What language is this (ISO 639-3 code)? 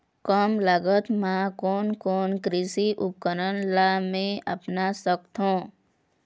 hne